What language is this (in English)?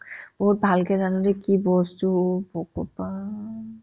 Assamese